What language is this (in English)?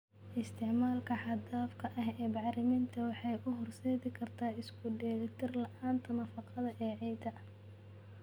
Somali